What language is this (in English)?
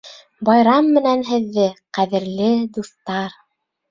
Bashkir